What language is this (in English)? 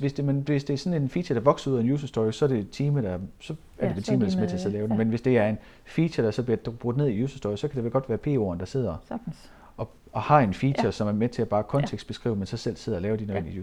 Danish